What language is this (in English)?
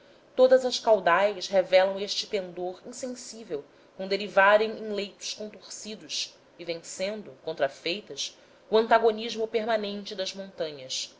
Portuguese